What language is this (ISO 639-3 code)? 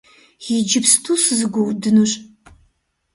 kbd